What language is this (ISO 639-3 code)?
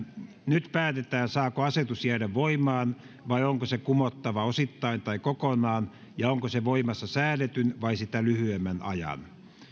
fin